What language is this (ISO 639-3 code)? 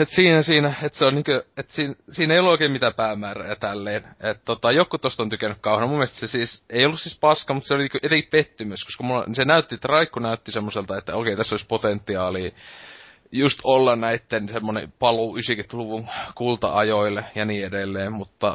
fin